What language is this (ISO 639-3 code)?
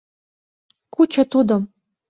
chm